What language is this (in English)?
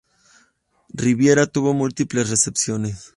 Spanish